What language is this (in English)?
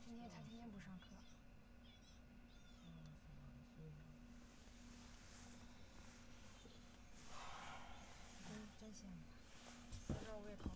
Chinese